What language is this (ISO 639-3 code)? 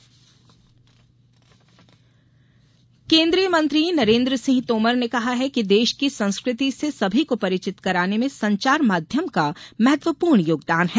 hin